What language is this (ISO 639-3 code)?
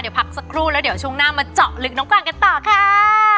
tha